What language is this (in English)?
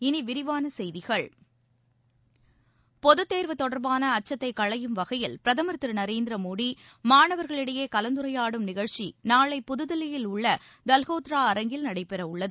Tamil